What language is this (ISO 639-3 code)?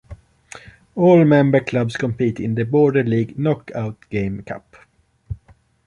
eng